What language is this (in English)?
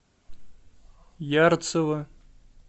Russian